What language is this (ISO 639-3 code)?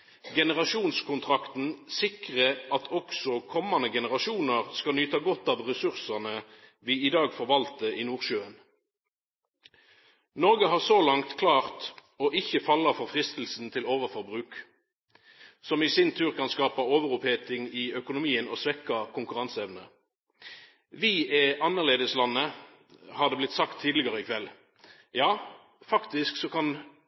nno